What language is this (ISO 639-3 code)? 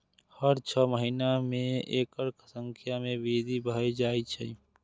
mai